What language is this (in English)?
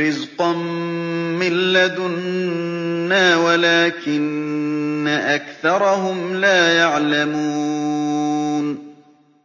Arabic